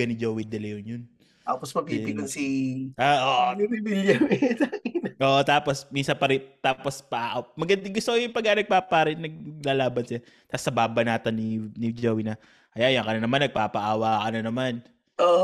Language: Filipino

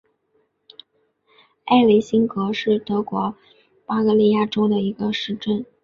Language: Chinese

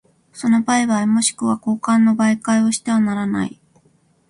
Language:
Japanese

